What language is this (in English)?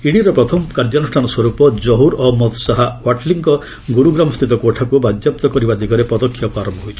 Odia